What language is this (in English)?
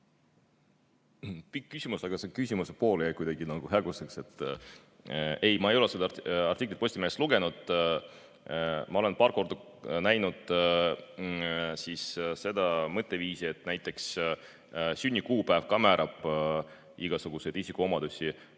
Estonian